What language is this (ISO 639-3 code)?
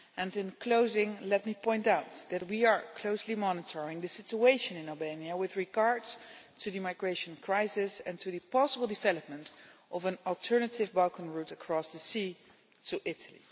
eng